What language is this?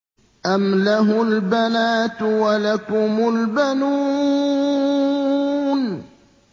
Arabic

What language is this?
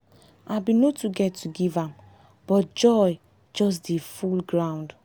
Nigerian Pidgin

